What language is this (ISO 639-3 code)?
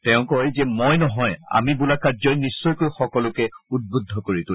asm